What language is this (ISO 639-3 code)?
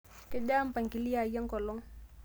mas